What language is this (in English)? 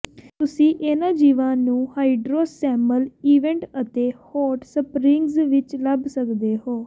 Punjabi